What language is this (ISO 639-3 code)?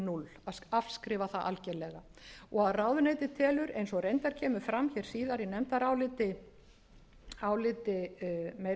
isl